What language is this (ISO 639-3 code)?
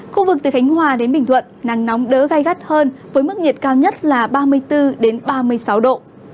vie